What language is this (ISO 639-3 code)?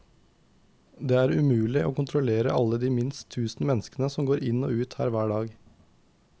nor